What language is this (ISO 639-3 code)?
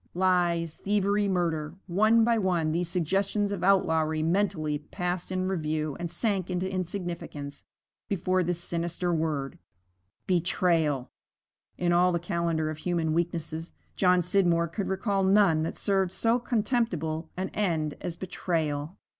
eng